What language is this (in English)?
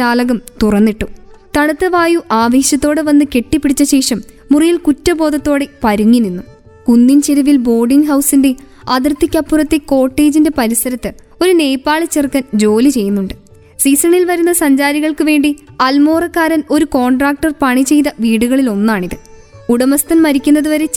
Malayalam